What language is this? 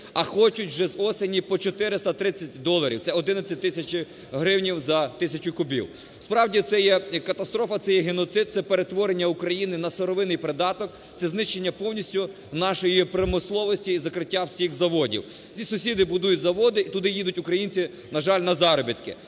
Ukrainian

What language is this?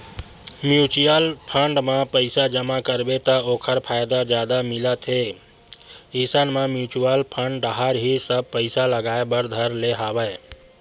Chhattisgarhi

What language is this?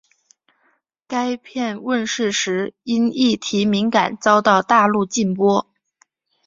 Chinese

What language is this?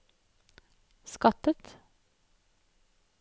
Norwegian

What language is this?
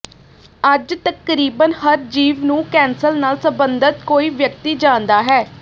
Punjabi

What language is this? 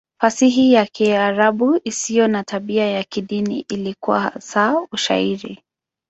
Swahili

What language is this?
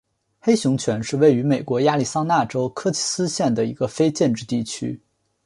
Chinese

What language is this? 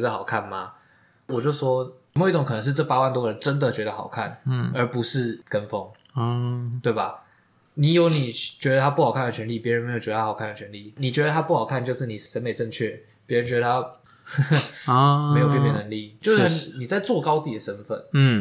Chinese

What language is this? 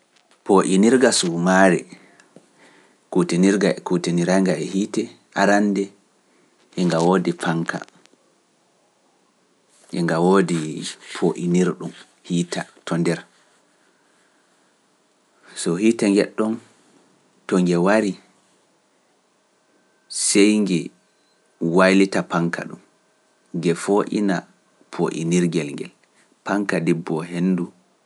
Pular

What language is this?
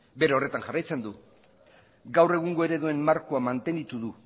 Basque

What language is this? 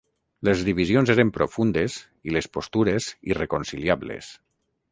Catalan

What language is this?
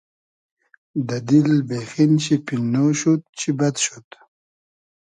Hazaragi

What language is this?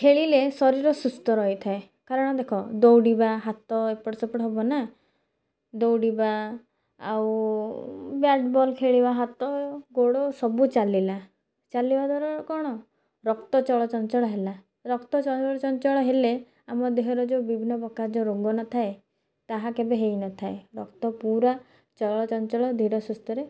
Odia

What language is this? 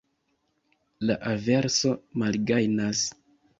Esperanto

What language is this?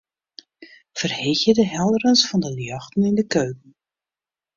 Western Frisian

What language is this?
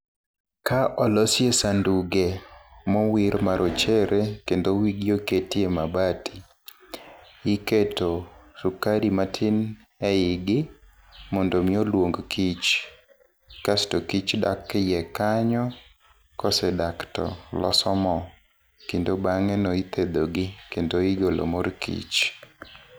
Luo (Kenya and Tanzania)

